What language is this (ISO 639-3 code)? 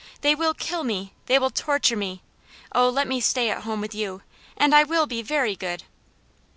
eng